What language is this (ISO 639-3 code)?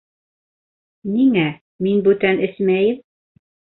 bak